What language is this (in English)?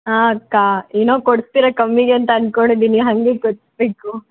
Kannada